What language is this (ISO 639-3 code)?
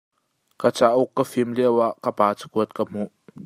cnh